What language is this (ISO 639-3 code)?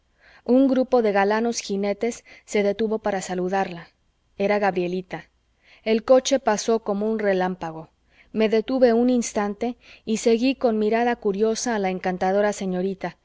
spa